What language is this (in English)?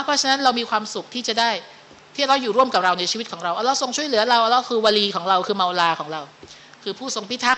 Thai